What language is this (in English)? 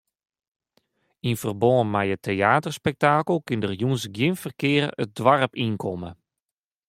Western Frisian